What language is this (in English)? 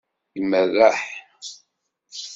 Kabyle